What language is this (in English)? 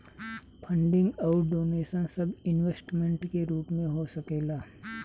Bhojpuri